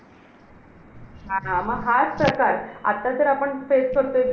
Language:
Marathi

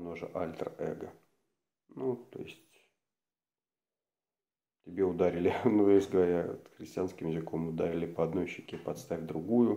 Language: Russian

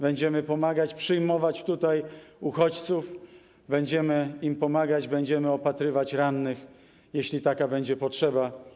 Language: Polish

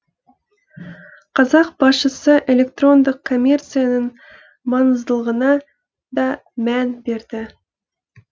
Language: Kazakh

